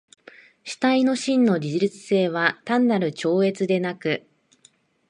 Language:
Japanese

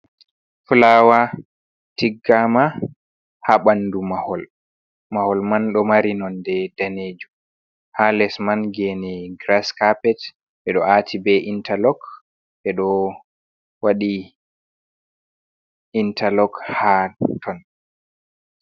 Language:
Fula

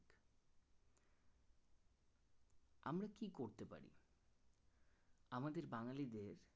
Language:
Bangla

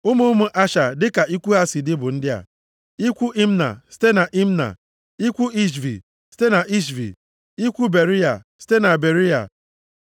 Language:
Igbo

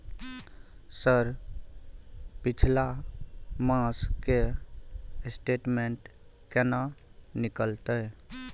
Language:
Maithili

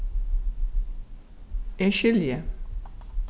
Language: Faroese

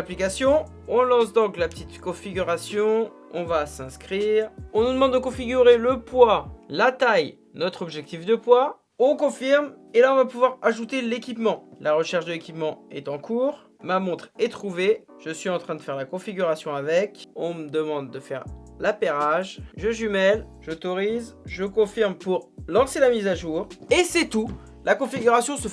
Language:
French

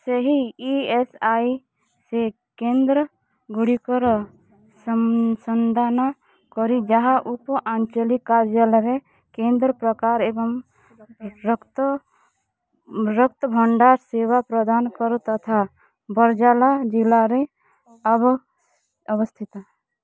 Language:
Odia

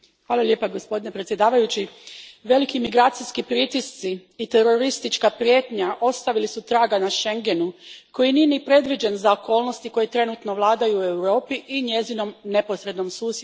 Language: Croatian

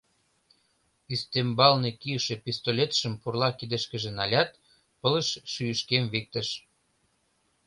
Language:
Mari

